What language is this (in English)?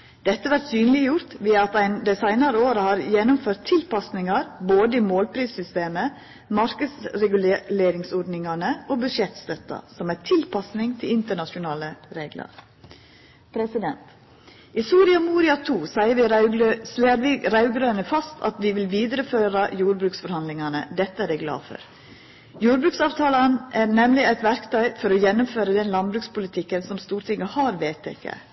Norwegian Nynorsk